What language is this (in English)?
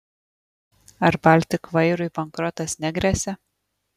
Lithuanian